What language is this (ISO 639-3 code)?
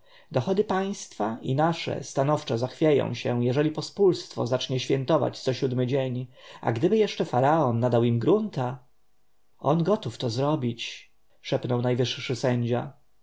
pol